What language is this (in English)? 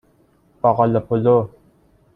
Persian